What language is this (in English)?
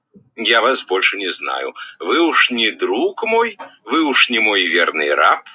Russian